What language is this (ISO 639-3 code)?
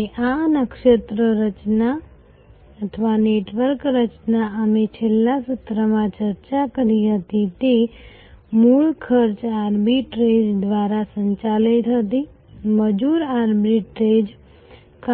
guj